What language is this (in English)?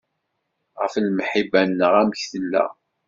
Kabyle